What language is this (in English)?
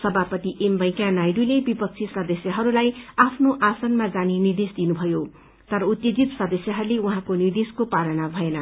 Nepali